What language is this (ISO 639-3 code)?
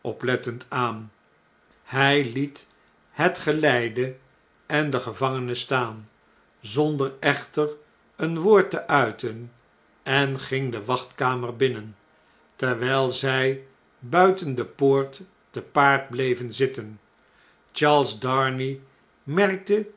nld